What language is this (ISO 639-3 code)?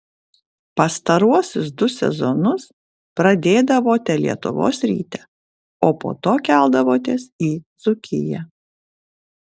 lit